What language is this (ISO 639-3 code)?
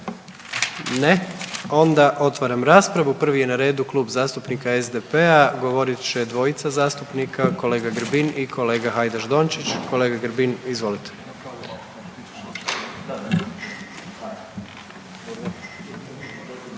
hrv